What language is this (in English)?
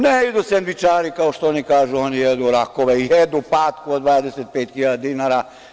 Serbian